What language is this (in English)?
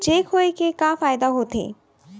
Chhattisgarhi